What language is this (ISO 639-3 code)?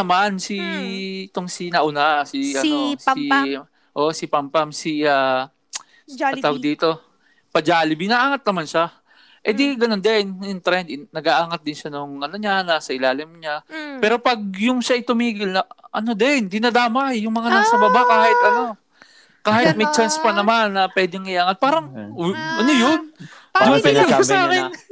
fil